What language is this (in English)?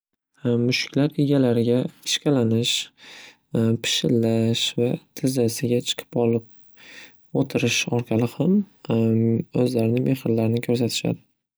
Uzbek